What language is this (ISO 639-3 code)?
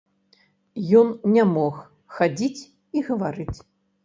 bel